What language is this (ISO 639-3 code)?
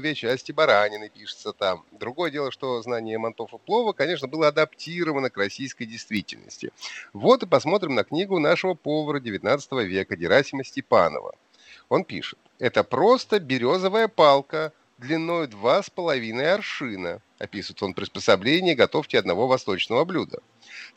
rus